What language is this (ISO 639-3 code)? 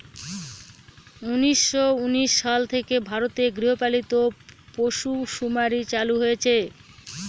ben